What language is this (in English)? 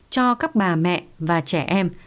Vietnamese